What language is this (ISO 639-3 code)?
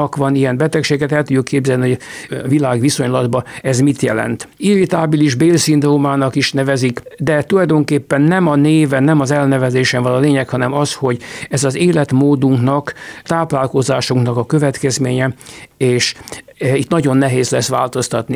hun